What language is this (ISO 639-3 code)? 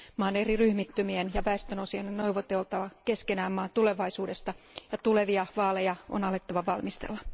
fin